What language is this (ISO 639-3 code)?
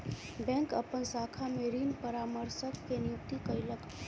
mai